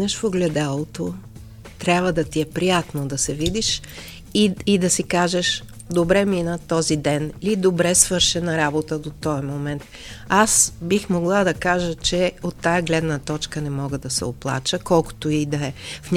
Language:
Bulgarian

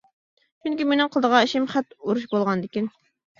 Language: Uyghur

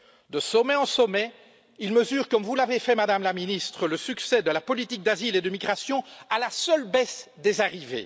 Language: French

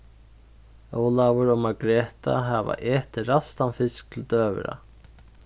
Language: Faroese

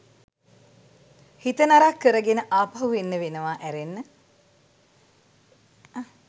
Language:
Sinhala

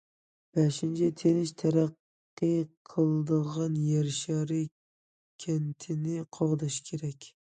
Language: Uyghur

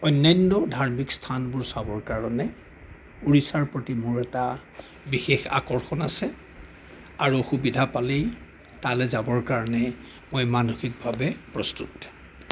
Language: Assamese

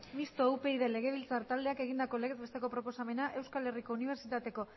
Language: Basque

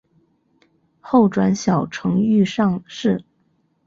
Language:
Chinese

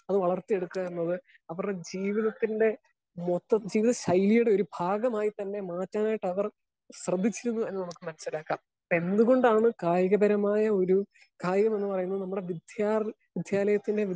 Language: Malayalam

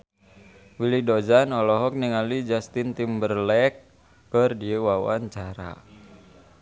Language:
Sundanese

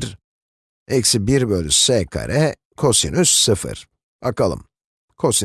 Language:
Turkish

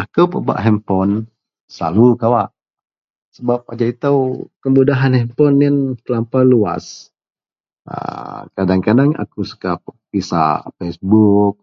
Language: Central Melanau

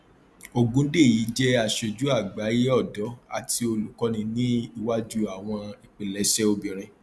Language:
Yoruba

